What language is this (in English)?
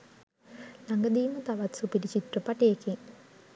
Sinhala